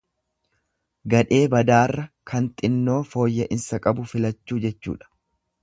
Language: Oromo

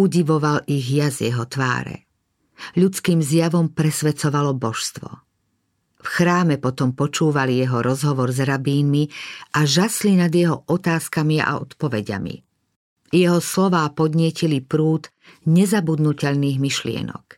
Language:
Slovak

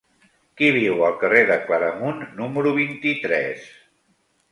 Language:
Catalan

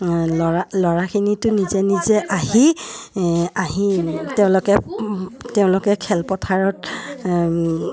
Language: Assamese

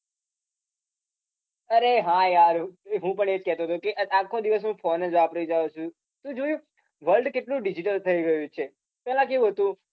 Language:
Gujarati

